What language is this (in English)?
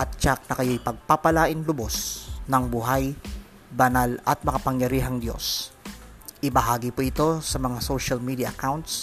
Filipino